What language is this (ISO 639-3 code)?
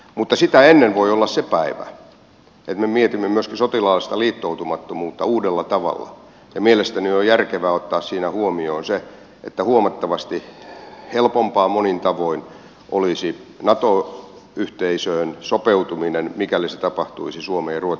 fin